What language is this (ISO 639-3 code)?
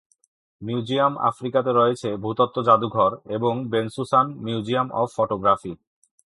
ben